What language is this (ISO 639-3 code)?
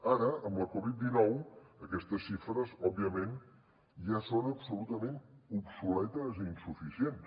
cat